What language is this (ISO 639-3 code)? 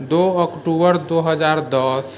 mai